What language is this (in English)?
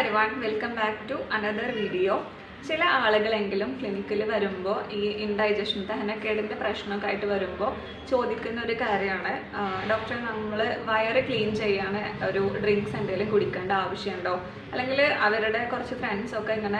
Norwegian